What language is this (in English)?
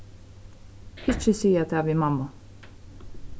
Faroese